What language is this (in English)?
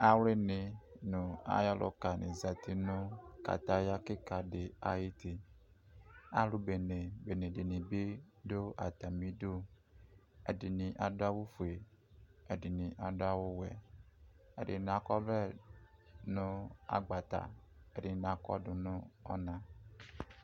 Ikposo